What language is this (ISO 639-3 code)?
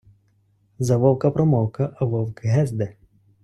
ukr